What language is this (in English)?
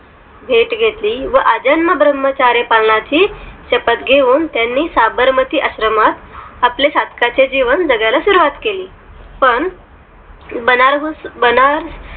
Marathi